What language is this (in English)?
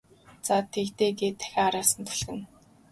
Mongolian